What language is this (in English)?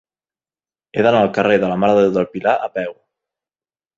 Catalan